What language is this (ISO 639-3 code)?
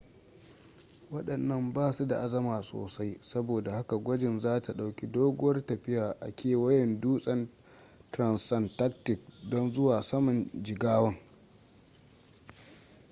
hau